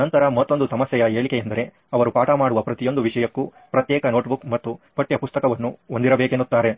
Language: Kannada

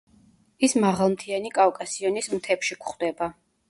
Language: Georgian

